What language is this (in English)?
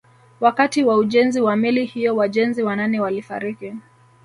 Swahili